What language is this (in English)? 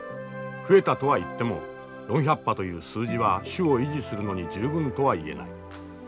Japanese